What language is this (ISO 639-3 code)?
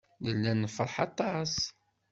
kab